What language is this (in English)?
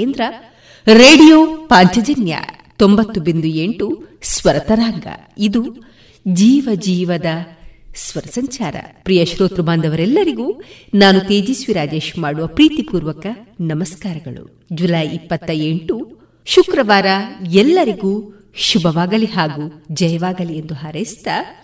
Kannada